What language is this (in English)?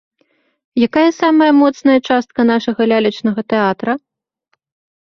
Belarusian